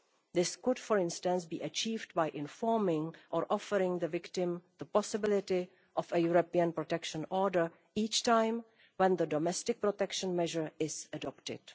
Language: English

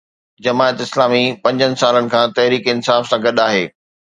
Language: Sindhi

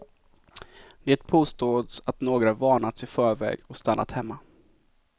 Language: Swedish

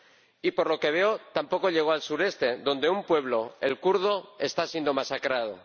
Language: Spanish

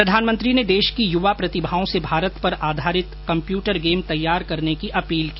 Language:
Hindi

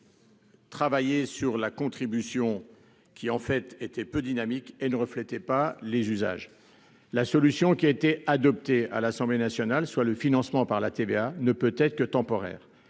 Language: French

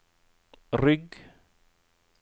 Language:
Norwegian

